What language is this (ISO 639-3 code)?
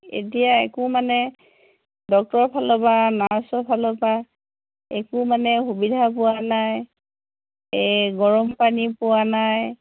asm